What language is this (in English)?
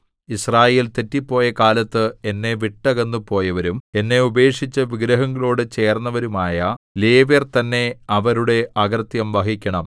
Malayalam